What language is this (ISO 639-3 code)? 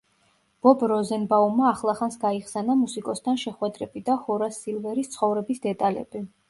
kat